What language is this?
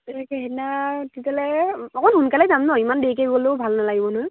Assamese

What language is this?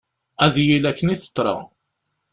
Kabyle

